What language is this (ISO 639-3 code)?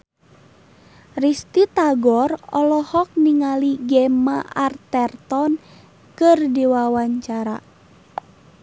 sun